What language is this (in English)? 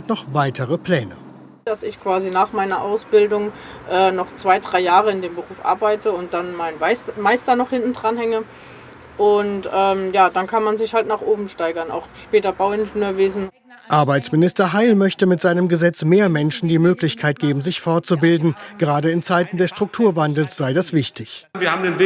German